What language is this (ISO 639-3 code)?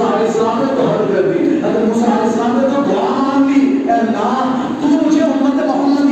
urd